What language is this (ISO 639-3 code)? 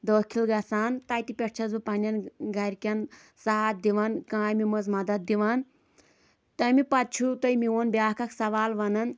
kas